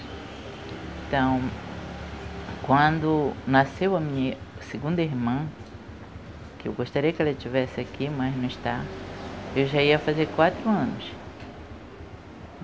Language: Portuguese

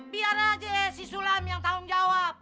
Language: Indonesian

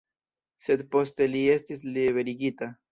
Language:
Esperanto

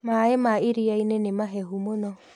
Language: Kikuyu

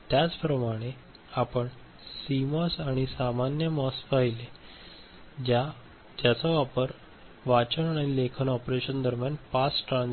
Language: Marathi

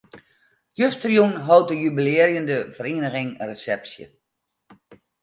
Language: Western Frisian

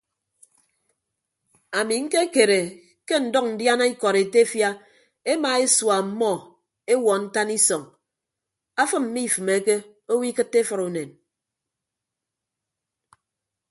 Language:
Ibibio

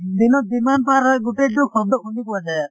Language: Assamese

